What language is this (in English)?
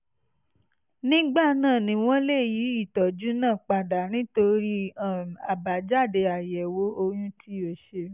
Yoruba